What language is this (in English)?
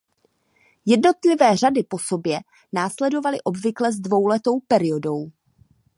Czech